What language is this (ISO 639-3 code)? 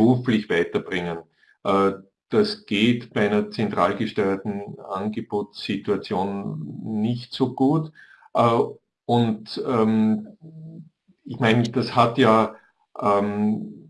deu